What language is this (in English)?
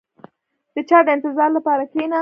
Pashto